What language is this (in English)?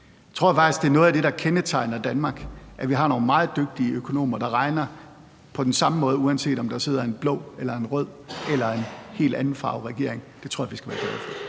Danish